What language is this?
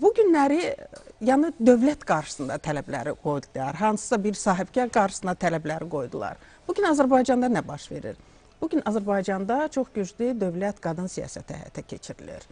Turkish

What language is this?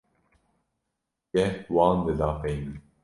Kurdish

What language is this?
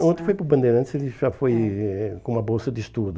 Portuguese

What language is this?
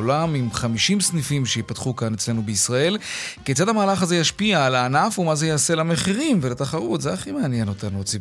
Hebrew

